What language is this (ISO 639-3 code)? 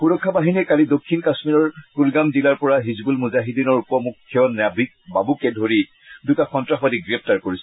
asm